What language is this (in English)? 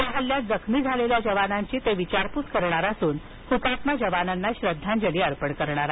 Marathi